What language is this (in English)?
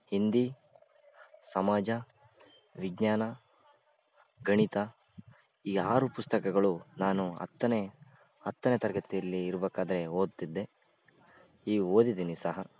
Kannada